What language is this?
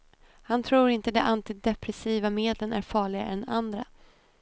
Swedish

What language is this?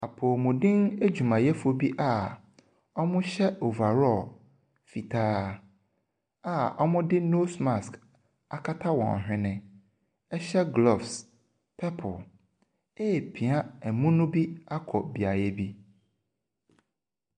Akan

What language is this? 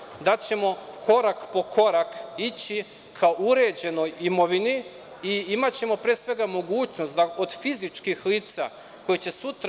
Serbian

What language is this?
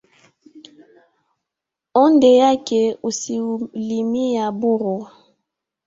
Swahili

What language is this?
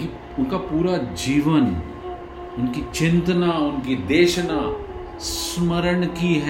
Hindi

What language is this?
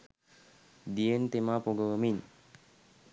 Sinhala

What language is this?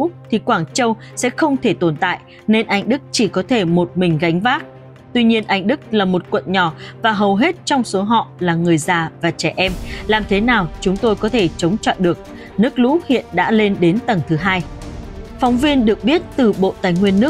Vietnamese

